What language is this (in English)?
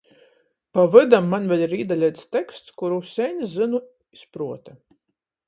Latgalian